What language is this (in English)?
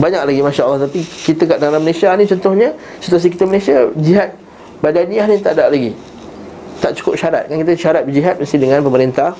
Malay